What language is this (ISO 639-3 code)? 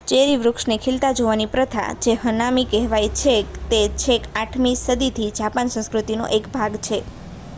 guj